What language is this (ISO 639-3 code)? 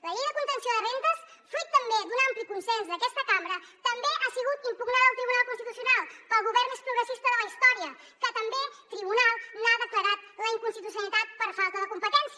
cat